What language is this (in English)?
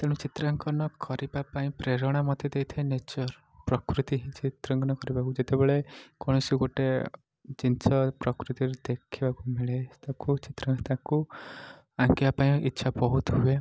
Odia